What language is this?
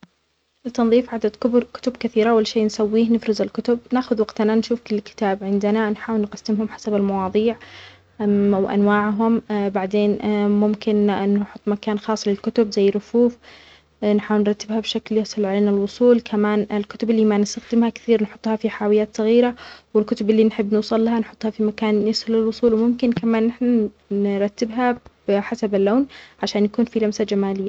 Omani Arabic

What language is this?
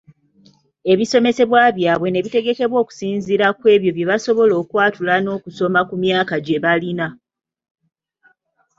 Ganda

